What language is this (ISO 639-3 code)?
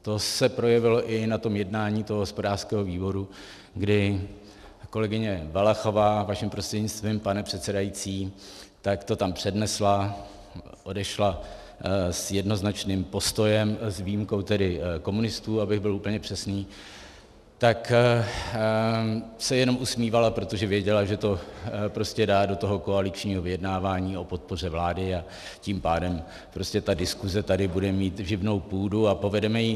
ces